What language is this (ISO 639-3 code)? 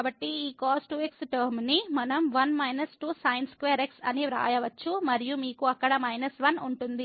tel